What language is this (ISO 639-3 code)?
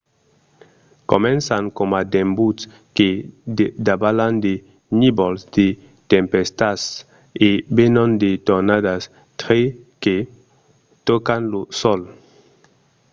oci